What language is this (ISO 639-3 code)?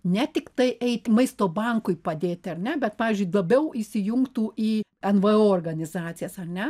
lit